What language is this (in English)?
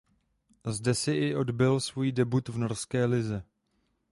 Czech